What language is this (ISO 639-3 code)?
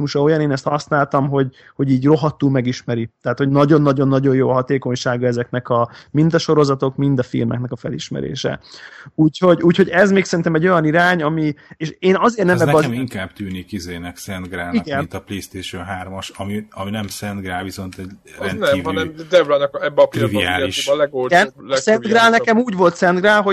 hun